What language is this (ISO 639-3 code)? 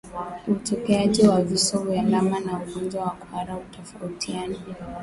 swa